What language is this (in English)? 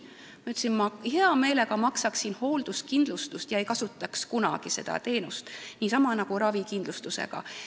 Estonian